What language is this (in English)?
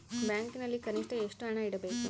Kannada